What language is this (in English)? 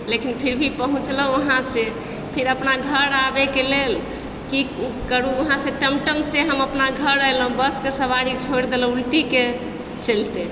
Maithili